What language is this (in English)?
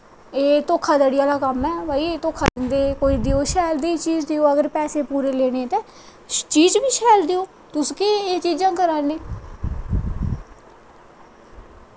Dogri